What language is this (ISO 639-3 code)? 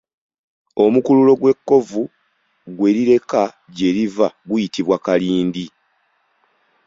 lug